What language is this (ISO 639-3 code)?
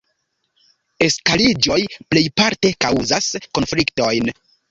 epo